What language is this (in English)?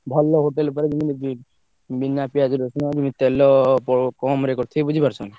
Odia